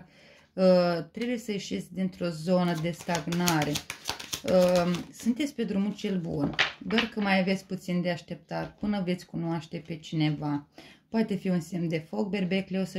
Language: Romanian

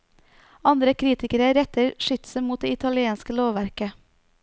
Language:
Norwegian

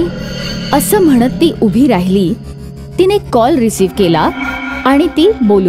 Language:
Marathi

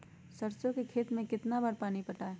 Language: Magahi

